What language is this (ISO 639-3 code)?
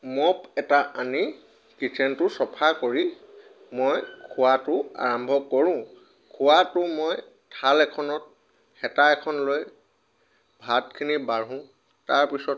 asm